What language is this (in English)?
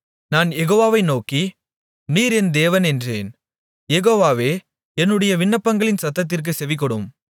Tamil